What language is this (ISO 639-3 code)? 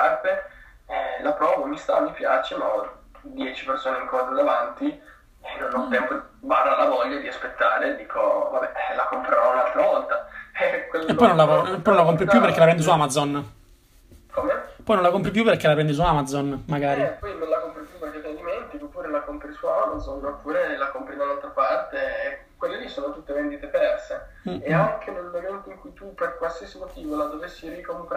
ita